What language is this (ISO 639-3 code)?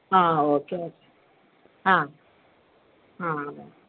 mal